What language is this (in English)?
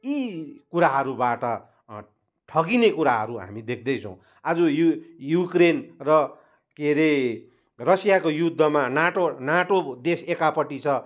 Nepali